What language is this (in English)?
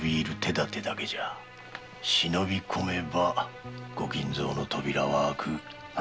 Japanese